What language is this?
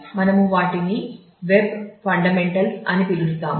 Telugu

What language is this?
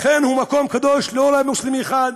Hebrew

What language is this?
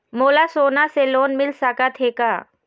Chhattisgarhi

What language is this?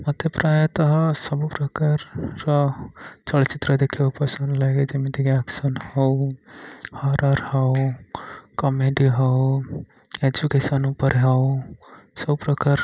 Odia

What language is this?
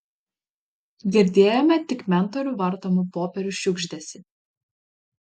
Lithuanian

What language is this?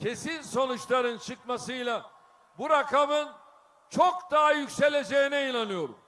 Turkish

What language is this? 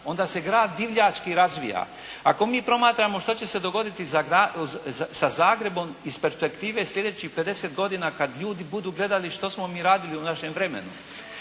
Croatian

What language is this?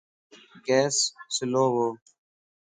Lasi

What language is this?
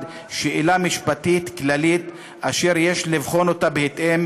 Hebrew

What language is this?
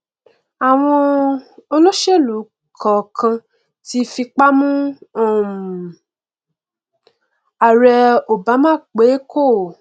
Yoruba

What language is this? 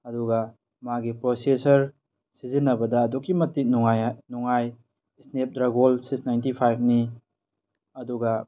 Manipuri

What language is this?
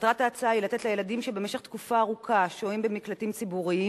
Hebrew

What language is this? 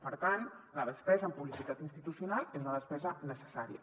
Catalan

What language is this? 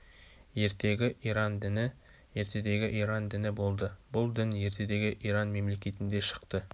Kazakh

